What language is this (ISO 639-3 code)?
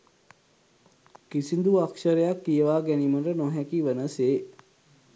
sin